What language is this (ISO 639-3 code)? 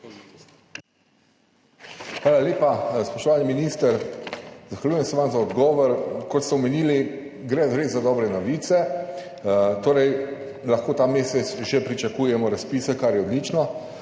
slv